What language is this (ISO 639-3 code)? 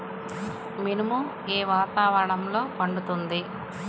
tel